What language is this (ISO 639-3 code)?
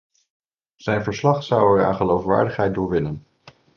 nld